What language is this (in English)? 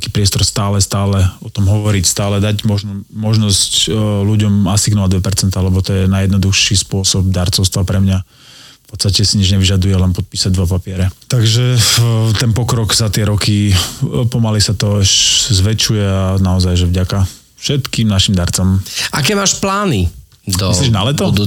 Slovak